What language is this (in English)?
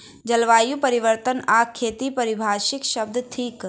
Maithili